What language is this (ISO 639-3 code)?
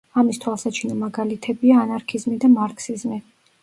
kat